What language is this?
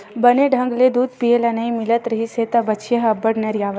Chhattisgarhi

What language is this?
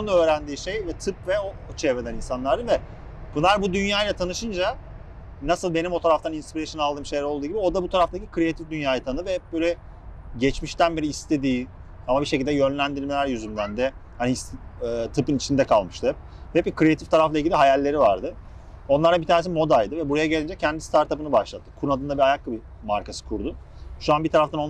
Turkish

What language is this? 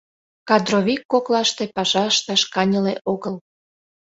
Mari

